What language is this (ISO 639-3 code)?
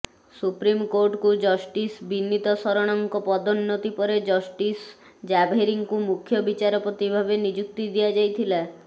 ori